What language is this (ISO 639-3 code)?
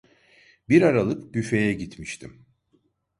tur